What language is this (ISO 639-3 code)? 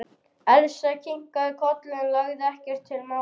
isl